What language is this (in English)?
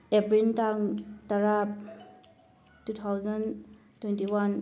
Manipuri